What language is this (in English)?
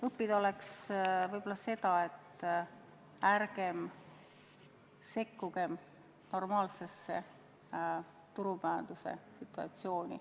Estonian